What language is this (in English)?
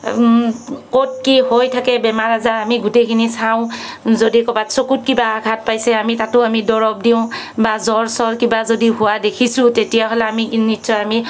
Assamese